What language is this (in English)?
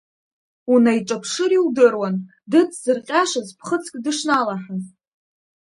Abkhazian